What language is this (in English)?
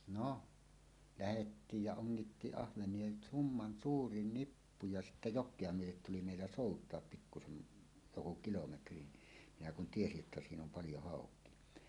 Finnish